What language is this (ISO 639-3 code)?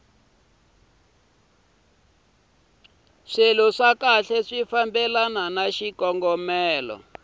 tso